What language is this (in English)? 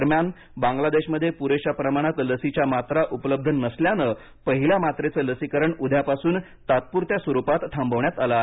Marathi